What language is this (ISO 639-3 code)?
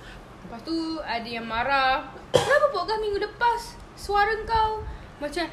msa